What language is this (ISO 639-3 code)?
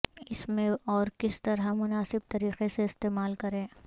urd